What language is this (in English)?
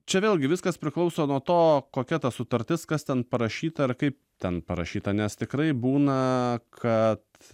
Lithuanian